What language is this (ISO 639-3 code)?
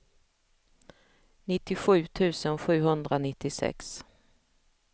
swe